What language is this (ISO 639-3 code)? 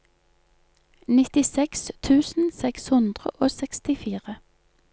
nor